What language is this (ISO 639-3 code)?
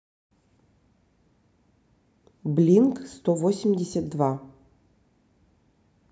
rus